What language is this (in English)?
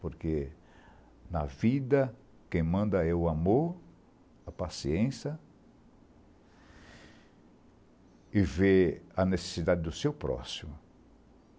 Portuguese